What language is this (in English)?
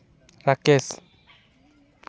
Santali